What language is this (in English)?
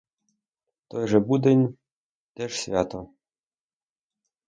Ukrainian